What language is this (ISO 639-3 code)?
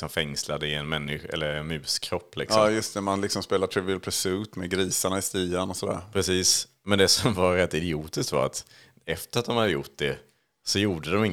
swe